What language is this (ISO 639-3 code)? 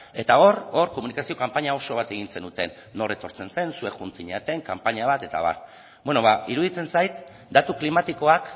eus